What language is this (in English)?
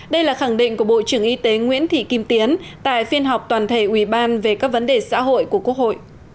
Vietnamese